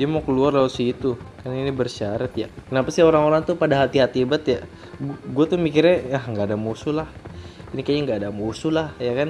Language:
Indonesian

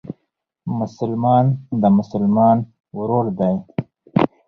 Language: Pashto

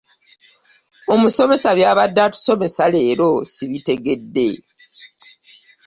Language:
Ganda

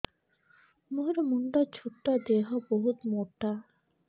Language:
Odia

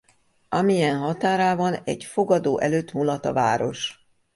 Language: Hungarian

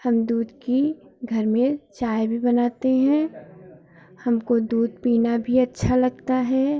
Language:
Hindi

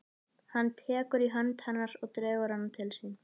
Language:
Icelandic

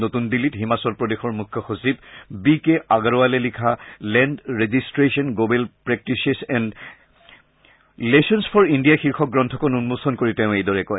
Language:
Assamese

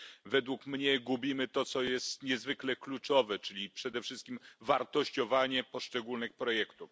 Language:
Polish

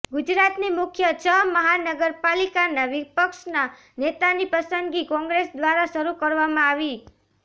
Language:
Gujarati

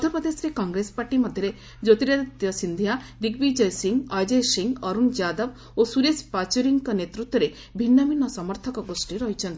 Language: Odia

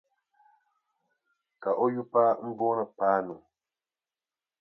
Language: Dagbani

